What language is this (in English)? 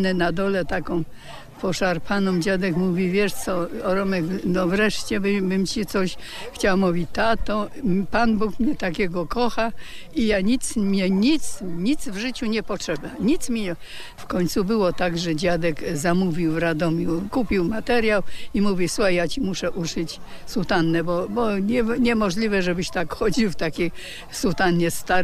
Polish